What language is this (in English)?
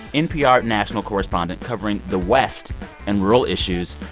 English